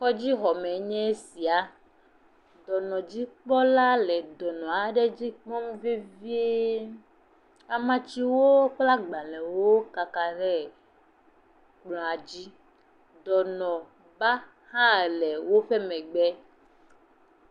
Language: Ewe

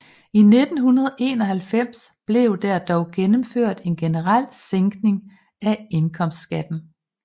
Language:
Danish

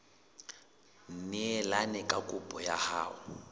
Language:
Southern Sotho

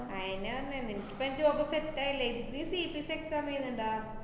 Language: Malayalam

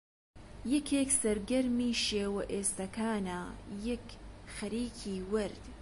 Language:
Central Kurdish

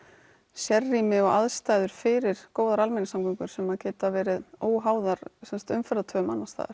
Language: Icelandic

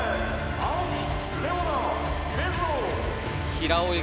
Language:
Japanese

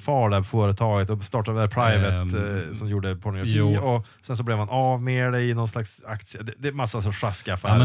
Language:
Swedish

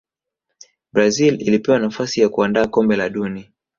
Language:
Swahili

